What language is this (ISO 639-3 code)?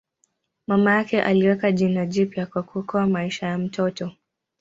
swa